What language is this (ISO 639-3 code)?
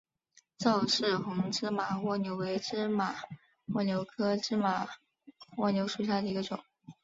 zho